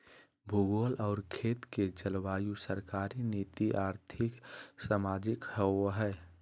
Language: Magahi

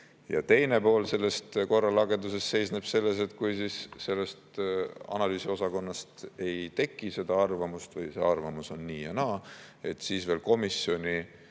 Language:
Estonian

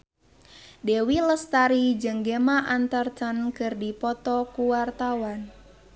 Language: Sundanese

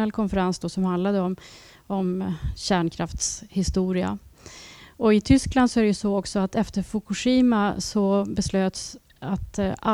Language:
Swedish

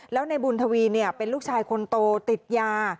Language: Thai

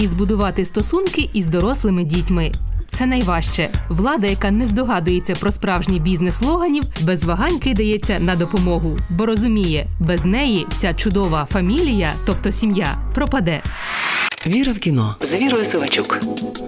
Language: Ukrainian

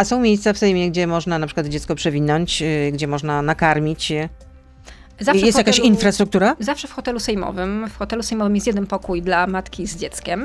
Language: Polish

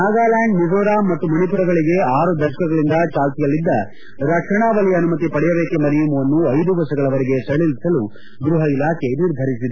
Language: Kannada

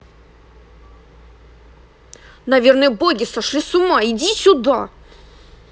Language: Russian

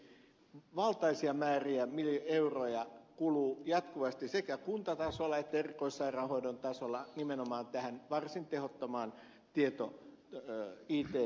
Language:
Finnish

